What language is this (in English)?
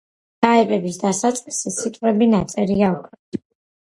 Georgian